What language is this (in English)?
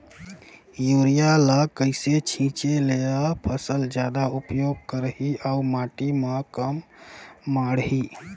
Chhattisgarhi